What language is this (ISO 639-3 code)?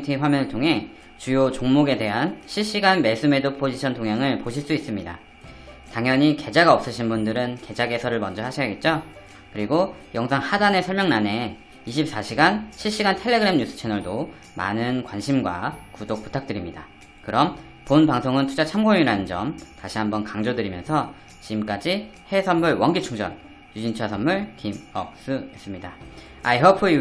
kor